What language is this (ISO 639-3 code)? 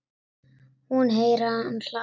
isl